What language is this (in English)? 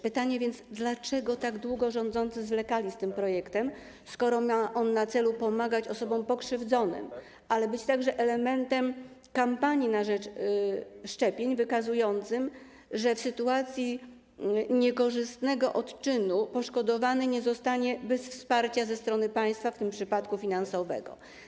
Polish